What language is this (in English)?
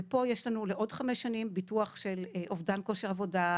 Hebrew